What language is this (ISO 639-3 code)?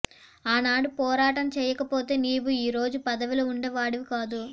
tel